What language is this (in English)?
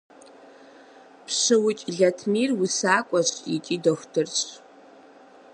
Kabardian